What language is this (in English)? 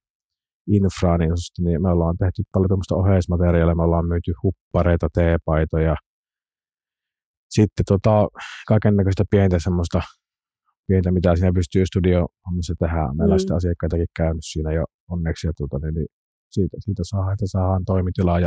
Finnish